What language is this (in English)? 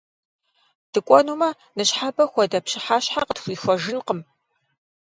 Kabardian